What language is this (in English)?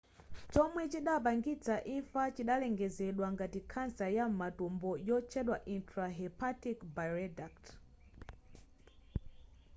Nyanja